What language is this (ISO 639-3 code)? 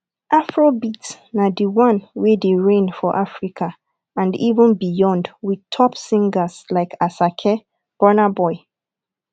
pcm